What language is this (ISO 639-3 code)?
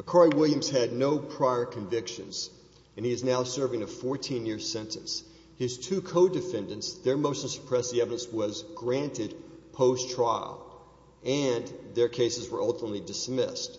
eng